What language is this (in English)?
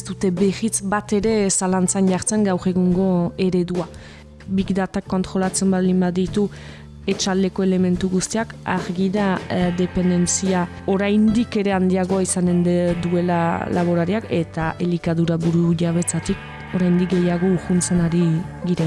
Italian